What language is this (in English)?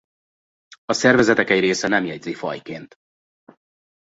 Hungarian